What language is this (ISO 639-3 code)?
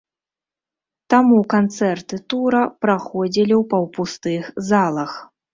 bel